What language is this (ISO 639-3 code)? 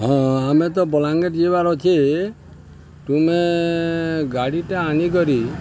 ori